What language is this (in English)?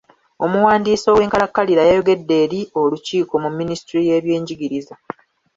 Ganda